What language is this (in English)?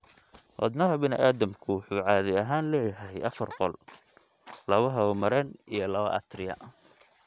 Somali